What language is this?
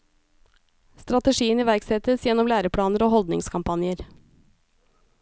Norwegian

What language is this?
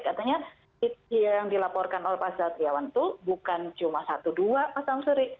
Indonesian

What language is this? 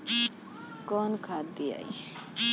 Bhojpuri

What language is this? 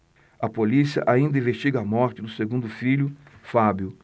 Portuguese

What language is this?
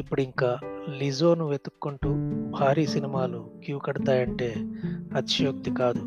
Telugu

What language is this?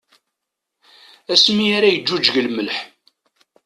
Kabyle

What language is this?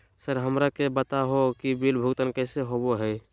Magahi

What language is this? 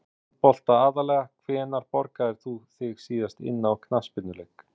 Icelandic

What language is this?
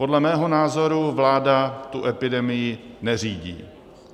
Czech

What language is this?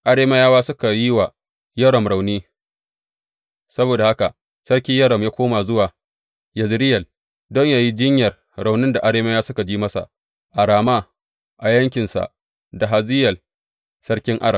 Hausa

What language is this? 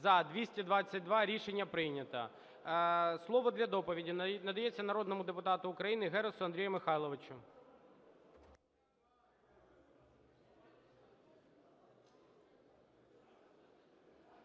Ukrainian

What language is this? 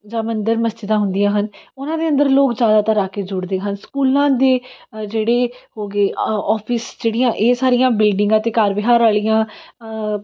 Punjabi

